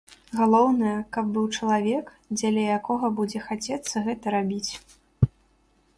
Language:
Belarusian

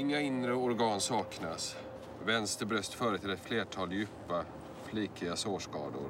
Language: Swedish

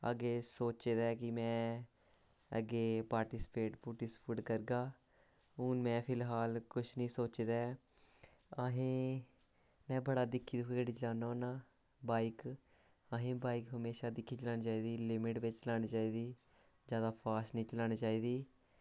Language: Dogri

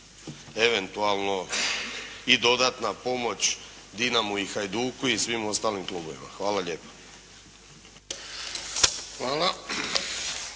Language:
Croatian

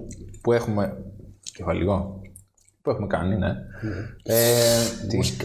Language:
Greek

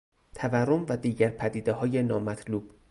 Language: Persian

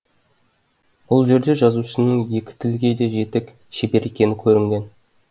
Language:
Kazakh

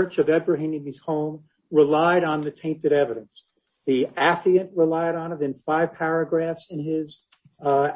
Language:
English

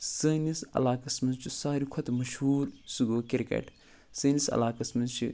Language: Kashmiri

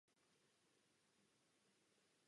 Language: Czech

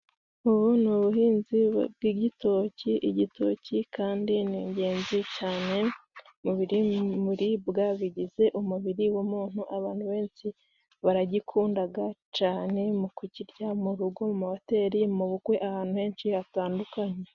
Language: Kinyarwanda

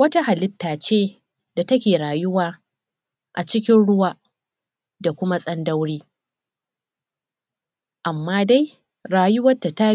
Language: Hausa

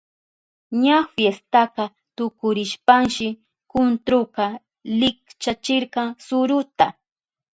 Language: Southern Pastaza Quechua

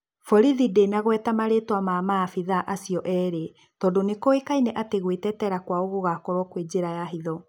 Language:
Kikuyu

